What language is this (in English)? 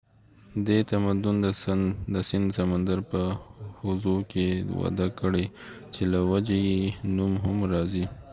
Pashto